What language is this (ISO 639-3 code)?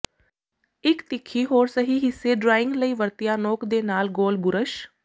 pan